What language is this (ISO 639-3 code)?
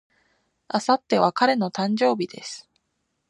jpn